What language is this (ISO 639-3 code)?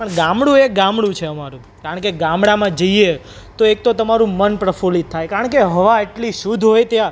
guj